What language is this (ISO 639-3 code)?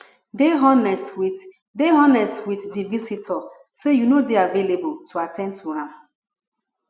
pcm